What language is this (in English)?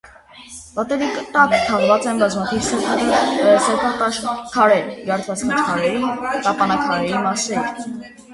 Armenian